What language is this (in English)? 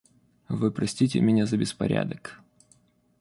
Russian